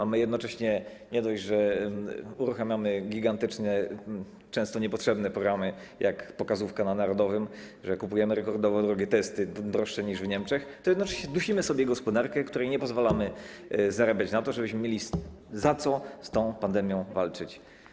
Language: Polish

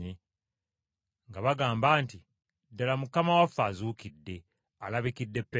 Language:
Ganda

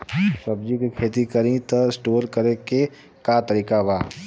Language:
Bhojpuri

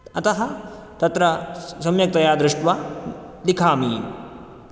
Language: Sanskrit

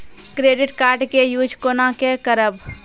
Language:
Maithili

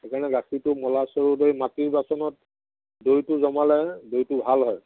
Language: Assamese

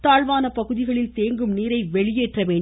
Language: Tamil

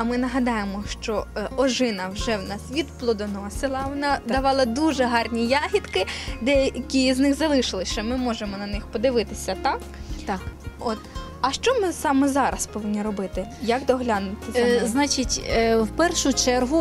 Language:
Ukrainian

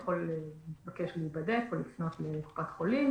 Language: Hebrew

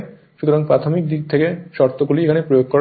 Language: Bangla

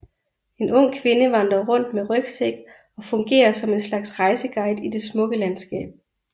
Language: Danish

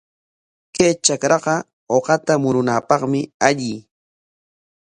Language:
Corongo Ancash Quechua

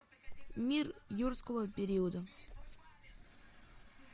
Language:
Russian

